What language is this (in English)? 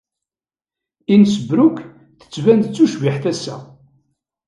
Kabyle